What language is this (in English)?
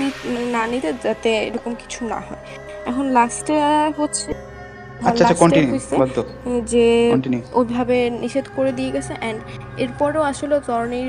Bangla